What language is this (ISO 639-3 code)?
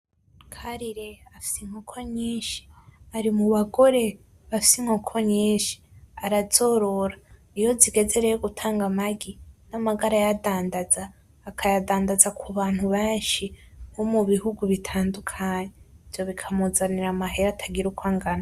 run